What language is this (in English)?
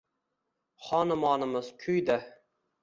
Uzbek